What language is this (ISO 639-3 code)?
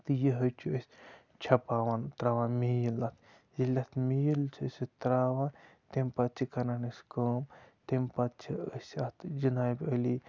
kas